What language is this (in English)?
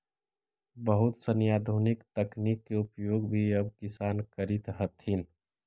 Magahi